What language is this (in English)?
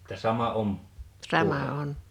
Finnish